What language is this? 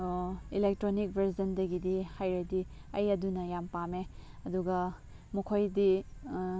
Manipuri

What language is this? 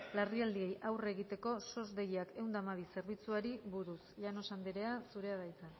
Basque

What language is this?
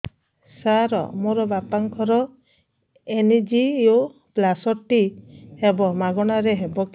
Odia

